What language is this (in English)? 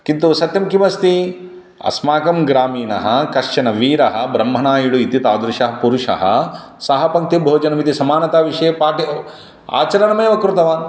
Sanskrit